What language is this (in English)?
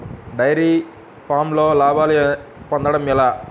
Telugu